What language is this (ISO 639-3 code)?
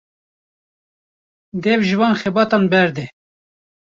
kur